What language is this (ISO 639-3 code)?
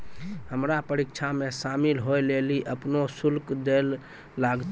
mai